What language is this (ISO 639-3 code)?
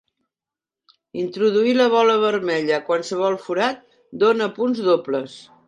cat